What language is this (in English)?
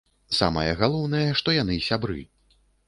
Belarusian